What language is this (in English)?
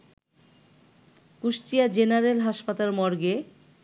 Bangla